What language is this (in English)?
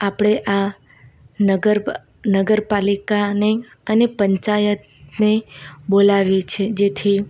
Gujarati